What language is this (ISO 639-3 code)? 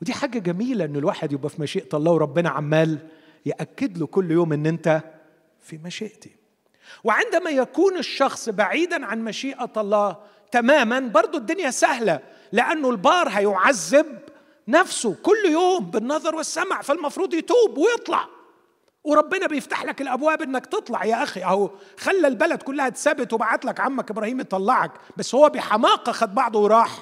ara